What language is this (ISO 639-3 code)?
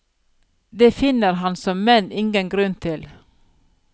nor